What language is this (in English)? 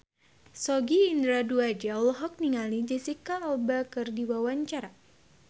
Sundanese